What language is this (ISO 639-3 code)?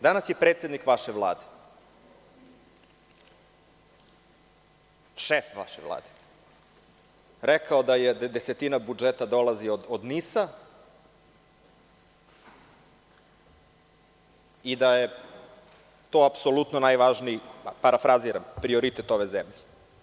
srp